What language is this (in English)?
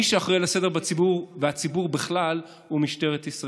Hebrew